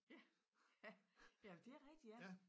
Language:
Danish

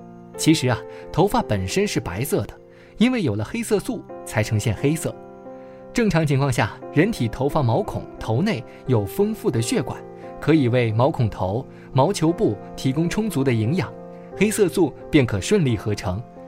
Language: Chinese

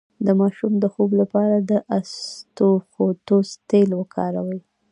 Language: Pashto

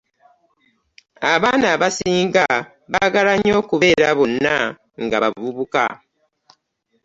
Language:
Ganda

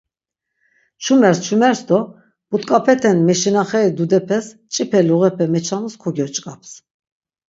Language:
Laz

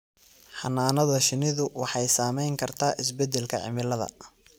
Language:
Somali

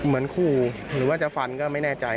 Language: Thai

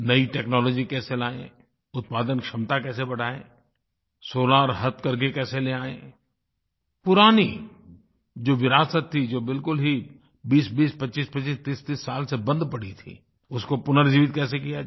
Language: Hindi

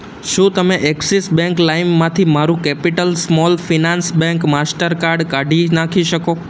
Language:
Gujarati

